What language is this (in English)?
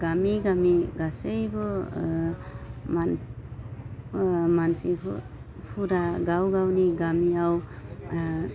Bodo